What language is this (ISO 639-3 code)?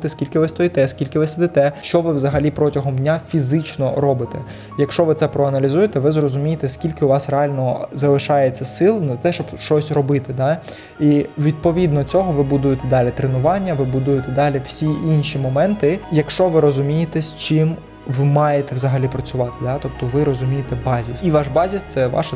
ukr